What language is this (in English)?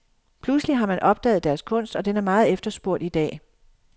Danish